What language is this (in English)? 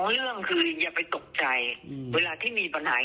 Thai